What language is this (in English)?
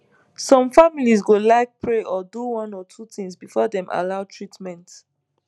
Nigerian Pidgin